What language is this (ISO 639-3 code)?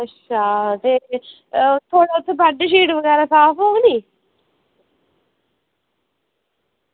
doi